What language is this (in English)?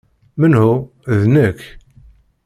Kabyle